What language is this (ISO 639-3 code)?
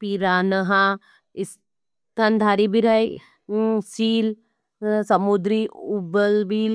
noe